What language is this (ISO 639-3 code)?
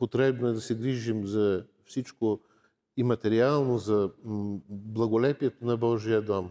bul